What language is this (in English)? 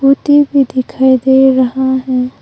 Hindi